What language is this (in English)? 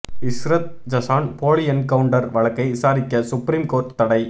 Tamil